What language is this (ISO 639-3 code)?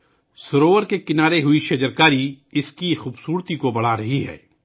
urd